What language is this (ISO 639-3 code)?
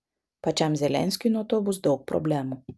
lit